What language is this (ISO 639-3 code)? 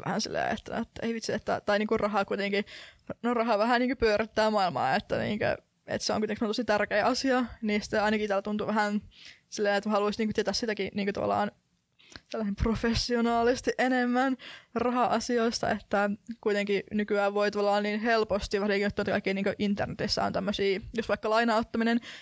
fin